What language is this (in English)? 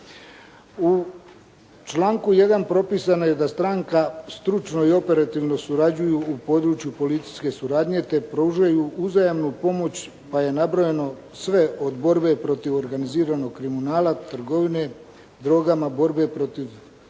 Croatian